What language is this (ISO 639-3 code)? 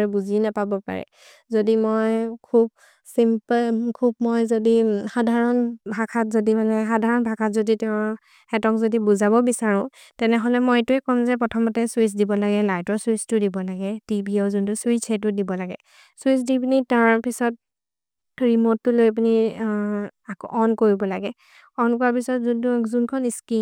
mrr